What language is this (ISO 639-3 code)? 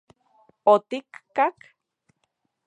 ncx